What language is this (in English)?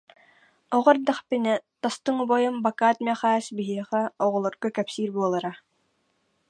Yakut